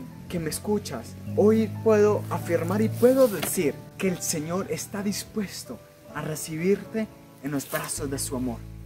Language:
Spanish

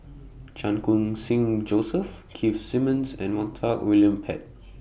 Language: English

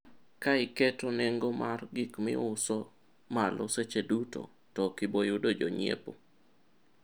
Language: Luo (Kenya and Tanzania)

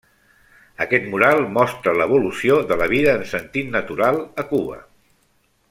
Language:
Catalan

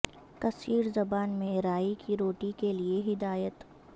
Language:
Urdu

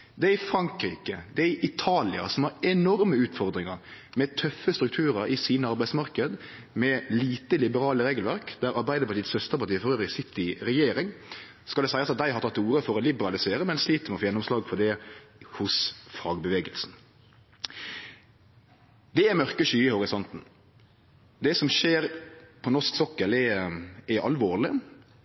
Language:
Norwegian Nynorsk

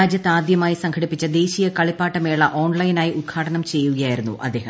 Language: Malayalam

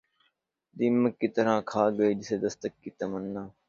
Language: Urdu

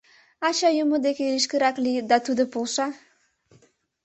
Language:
Mari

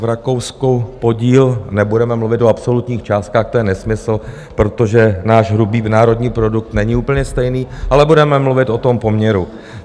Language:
Czech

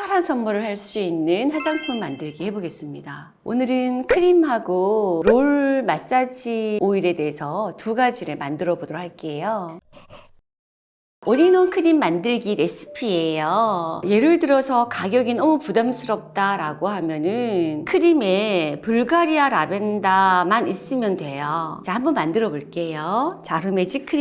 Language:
Korean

